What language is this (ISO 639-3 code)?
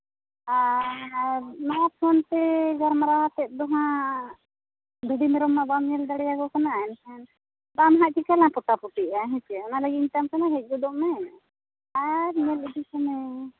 sat